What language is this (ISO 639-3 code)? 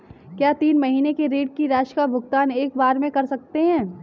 hin